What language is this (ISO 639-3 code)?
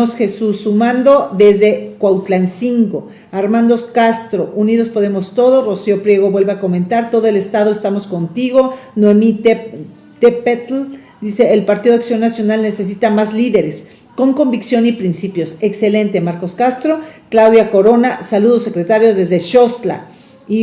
spa